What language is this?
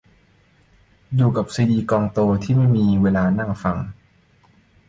Thai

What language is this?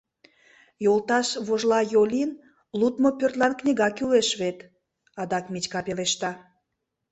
Mari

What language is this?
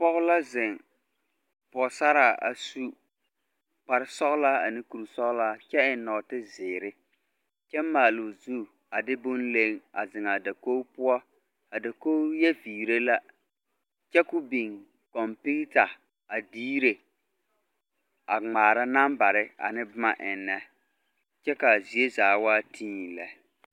Southern Dagaare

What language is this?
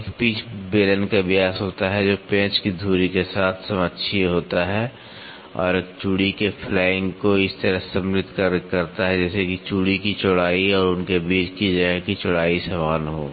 Hindi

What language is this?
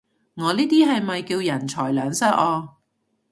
Cantonese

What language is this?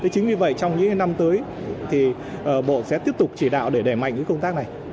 Vietnamese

